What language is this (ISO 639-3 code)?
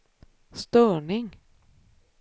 swe